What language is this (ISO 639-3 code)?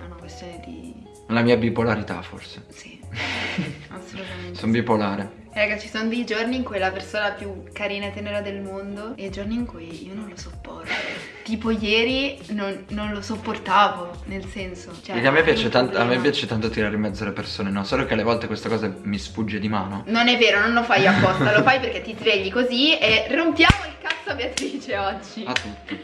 ita